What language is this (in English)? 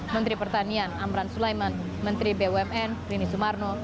Indonesian